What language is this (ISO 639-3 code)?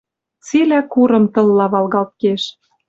mrj